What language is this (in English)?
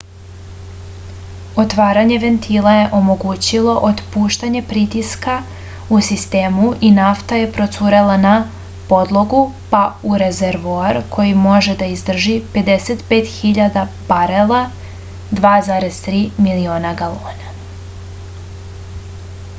Serbian